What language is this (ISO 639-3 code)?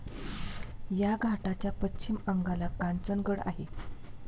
mar